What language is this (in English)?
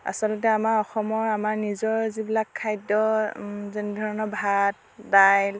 Assamese